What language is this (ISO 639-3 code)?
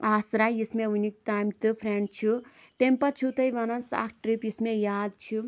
kas